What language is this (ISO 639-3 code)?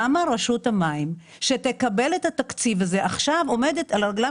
heb